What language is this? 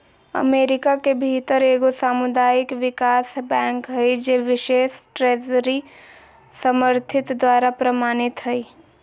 Magahi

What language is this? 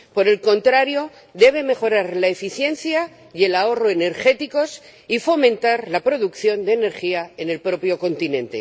Spanish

